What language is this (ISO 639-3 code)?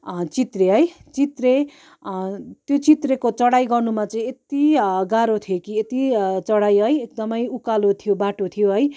nep